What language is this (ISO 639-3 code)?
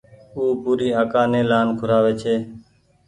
gig